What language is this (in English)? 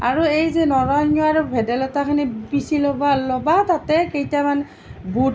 Assamese